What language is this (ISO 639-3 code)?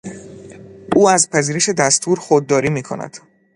fas